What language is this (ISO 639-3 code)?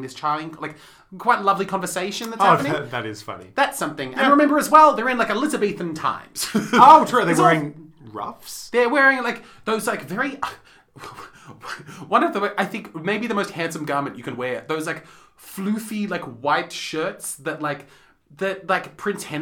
eng